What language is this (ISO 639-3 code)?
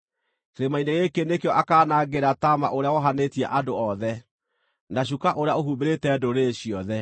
kik